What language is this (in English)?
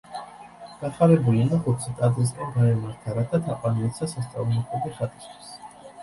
Georgian